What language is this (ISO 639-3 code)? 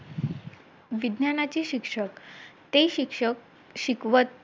mar